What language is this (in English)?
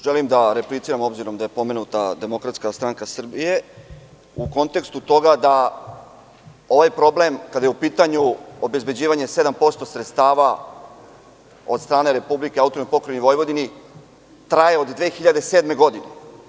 Serbian